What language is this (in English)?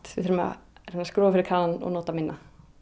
Icelandic